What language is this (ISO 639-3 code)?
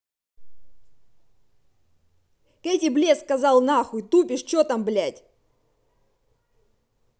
rus